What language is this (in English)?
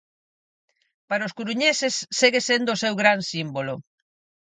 Galician